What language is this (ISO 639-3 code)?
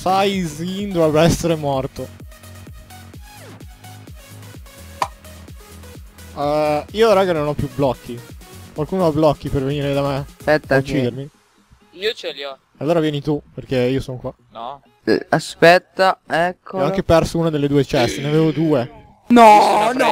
ita